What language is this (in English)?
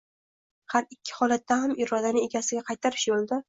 Uzbek